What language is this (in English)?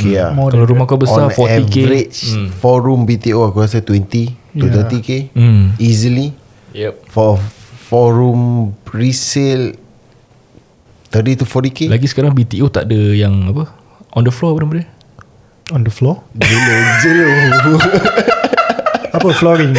Malay